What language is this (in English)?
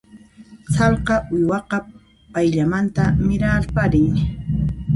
Puno Quechua